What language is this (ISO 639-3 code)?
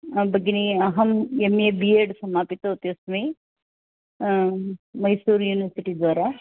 san